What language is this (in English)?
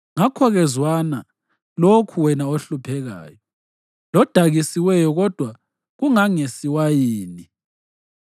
North Ndebele